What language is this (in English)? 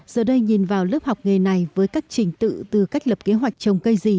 Vietnamese